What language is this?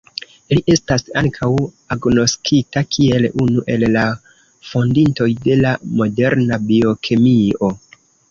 Esperanto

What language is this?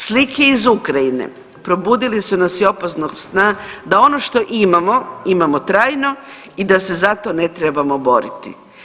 Croatian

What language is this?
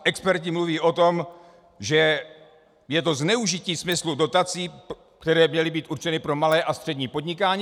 Czech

